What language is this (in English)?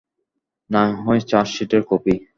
Bangla